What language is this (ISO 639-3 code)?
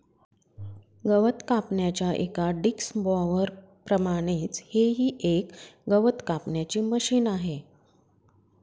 mar